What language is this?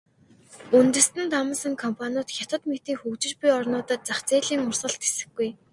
Mongolian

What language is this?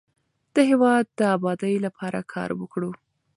Pashto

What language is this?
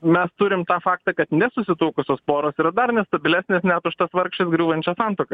Lithuanian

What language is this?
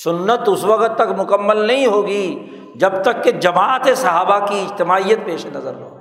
Urdu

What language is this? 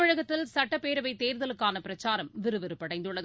Tamil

